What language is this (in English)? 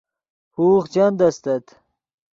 Yidgha